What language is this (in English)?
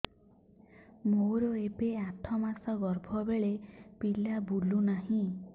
Odia